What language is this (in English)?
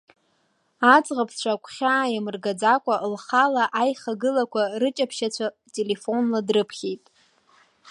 Abkhazian